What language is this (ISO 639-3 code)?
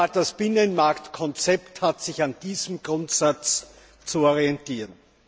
deu